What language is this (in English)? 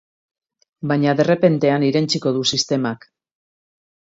Basque